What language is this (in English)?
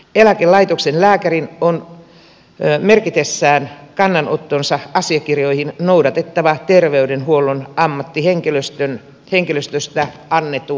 Finnish